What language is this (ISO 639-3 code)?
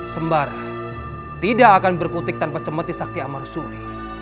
ind